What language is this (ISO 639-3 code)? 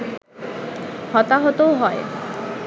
ben